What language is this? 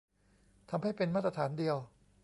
Thai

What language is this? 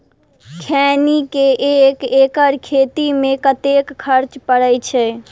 Maithili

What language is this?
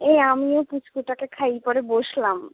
Bangla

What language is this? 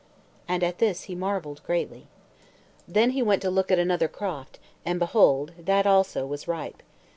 English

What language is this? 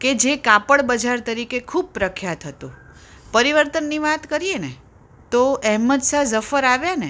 Gujarati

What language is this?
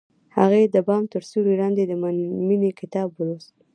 Pashto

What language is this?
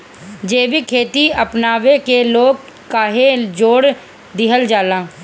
Bhojpuri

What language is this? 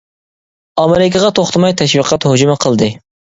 Uyghur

